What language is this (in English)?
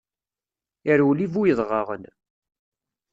Kabyle